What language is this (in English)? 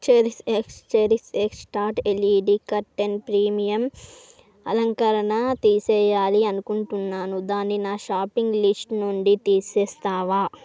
Telugu